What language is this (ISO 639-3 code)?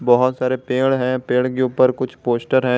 hin